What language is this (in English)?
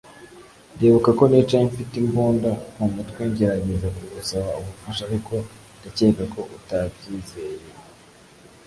Kinyarwanda